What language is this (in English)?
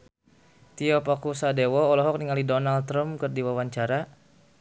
Sundanese